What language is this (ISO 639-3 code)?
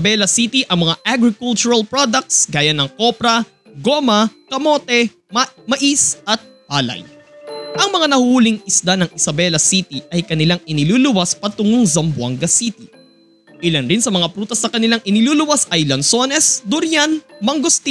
fil